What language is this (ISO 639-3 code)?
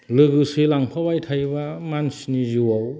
brx